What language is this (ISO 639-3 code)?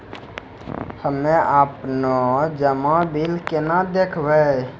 mai